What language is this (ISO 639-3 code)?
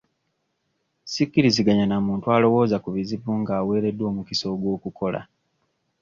lug